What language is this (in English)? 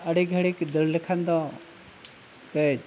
Santali